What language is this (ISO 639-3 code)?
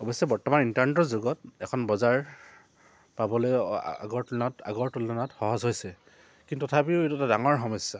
asm